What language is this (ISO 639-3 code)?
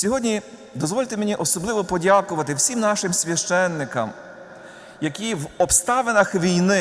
ukr